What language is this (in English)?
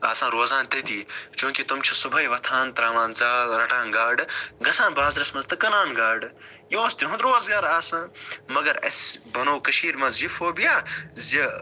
Kashmiri